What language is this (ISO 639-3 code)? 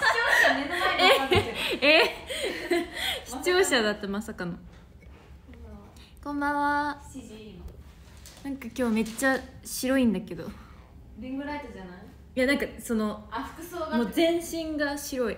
jpn